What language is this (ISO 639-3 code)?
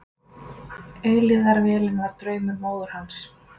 isl